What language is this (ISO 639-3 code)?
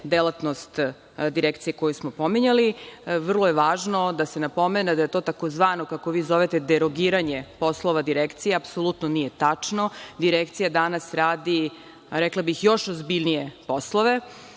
srp